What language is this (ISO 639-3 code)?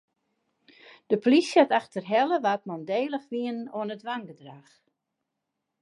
fry